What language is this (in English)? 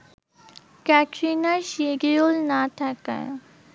Bangla